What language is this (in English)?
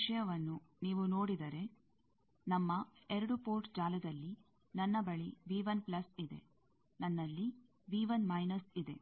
Kannada